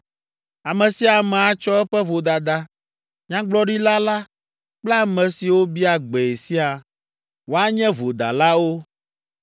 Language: Ewe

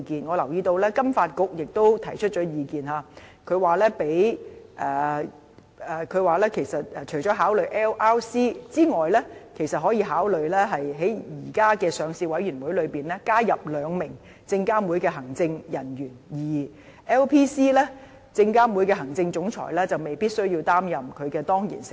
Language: Cantonese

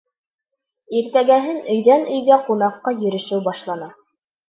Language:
Bashkir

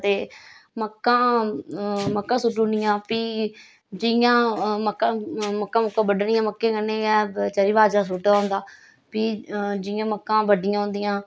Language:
Dogri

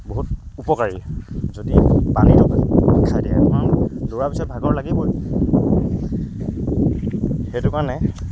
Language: Assamese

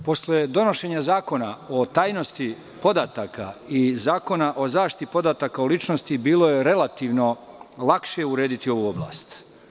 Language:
Serbian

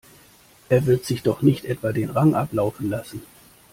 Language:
German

